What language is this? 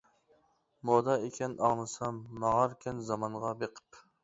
Uyghur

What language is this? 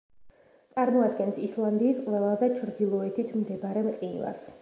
Georgian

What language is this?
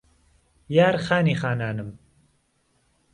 Central Kurdish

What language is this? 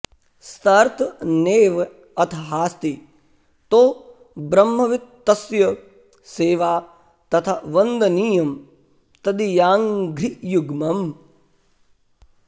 Sanskrit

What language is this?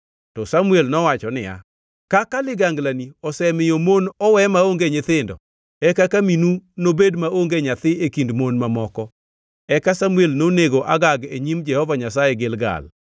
Luo (Kenya and Tanzania)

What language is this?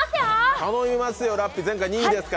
Japanese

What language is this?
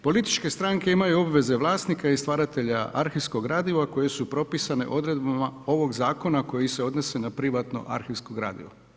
Croatian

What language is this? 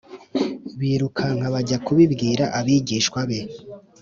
Kinyarwanda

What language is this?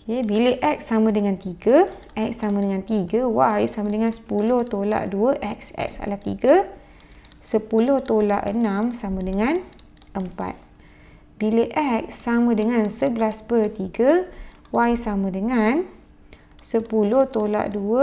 Malay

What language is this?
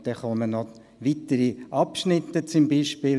Swiss German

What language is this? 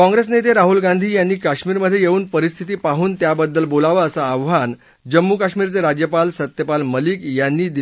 Marathi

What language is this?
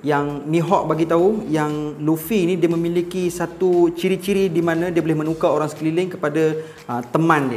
Malay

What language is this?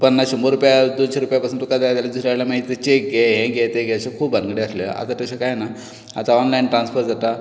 Konkani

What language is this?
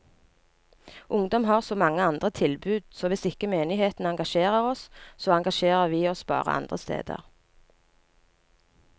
Norwegian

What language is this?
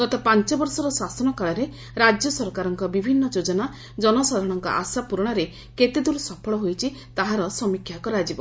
Odia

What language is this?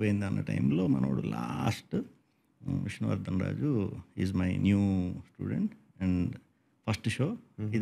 Telugu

